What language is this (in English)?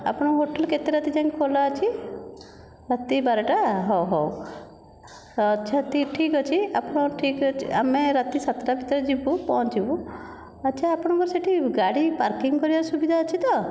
Odia